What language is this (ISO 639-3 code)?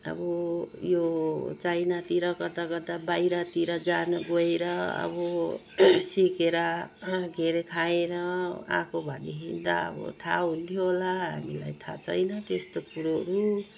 nep